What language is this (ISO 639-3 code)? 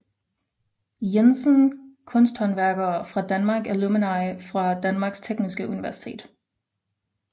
dan